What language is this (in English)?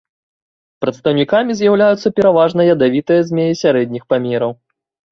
Belarusian